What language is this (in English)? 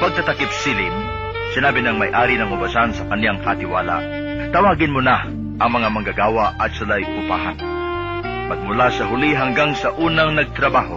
Filipino